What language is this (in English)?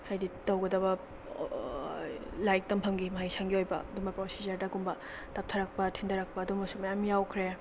Manipuri